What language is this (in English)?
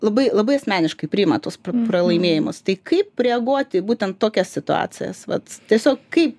Lithuanian